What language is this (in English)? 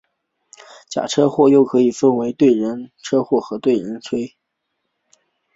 Chinese